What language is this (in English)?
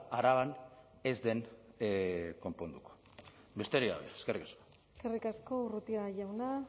Basque